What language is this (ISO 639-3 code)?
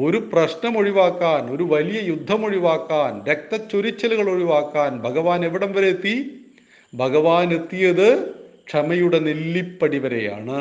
mal